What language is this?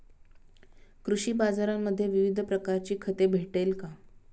Marathi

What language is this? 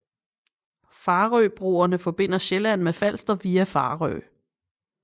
Danish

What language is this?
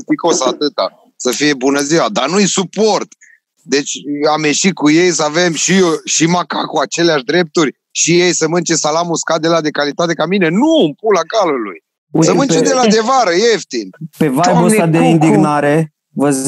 Romanian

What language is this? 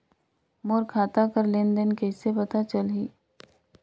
Chhattisgarhi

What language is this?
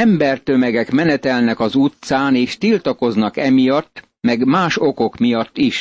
Hungarian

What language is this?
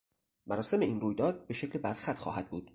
Persian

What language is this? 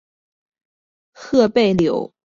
Chinese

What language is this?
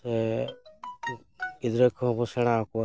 Santali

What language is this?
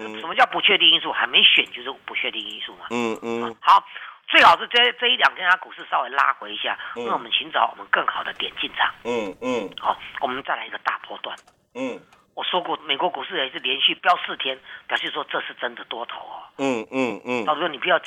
Chinese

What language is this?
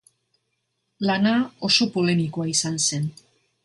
Basque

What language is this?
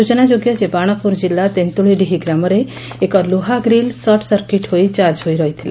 Odia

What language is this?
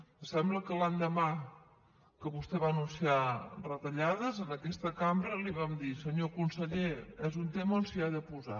Catalan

